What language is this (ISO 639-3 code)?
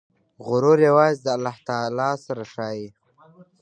pus